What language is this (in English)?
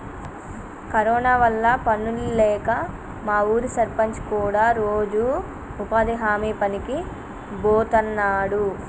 Telugu